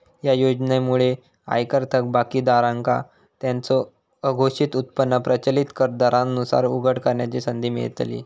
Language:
Marathi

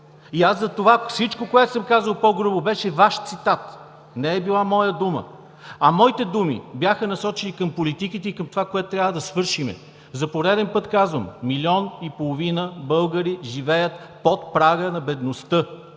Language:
Bulgarian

